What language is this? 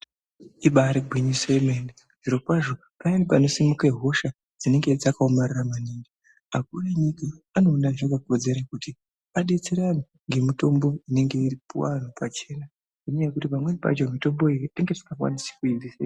Ndau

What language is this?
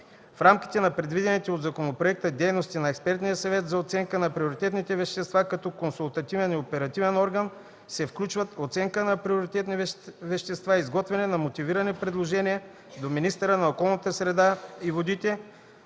Bulgarian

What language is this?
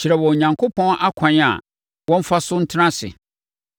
Akan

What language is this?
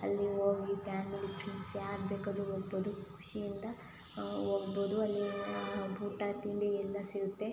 Kannada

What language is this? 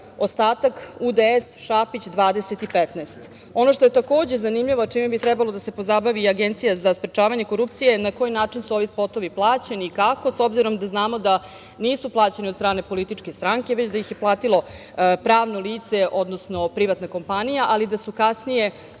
Serbian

